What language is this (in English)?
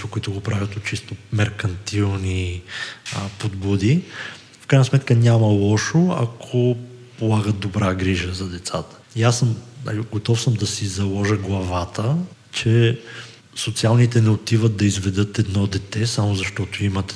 Bulgarian